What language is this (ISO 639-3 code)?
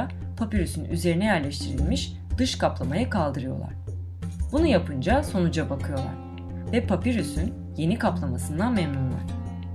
tur